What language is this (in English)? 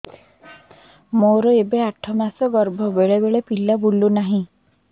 Odia